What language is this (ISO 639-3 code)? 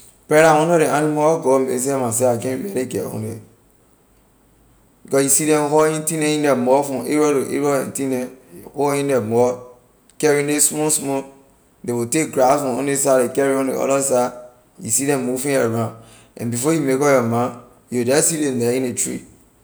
lir